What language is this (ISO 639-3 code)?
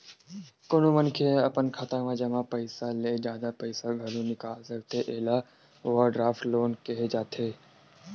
hne